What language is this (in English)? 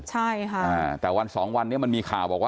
Thai